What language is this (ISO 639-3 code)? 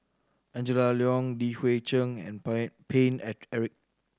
eng